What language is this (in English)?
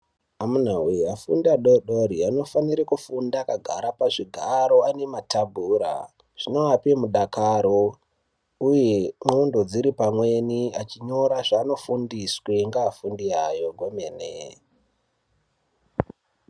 Ndau